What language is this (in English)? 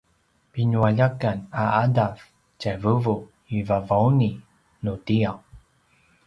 Paiwan